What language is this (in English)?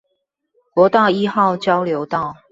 Chinese